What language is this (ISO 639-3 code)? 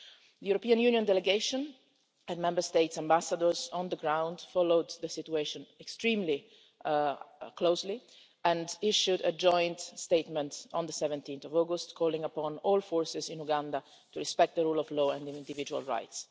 eng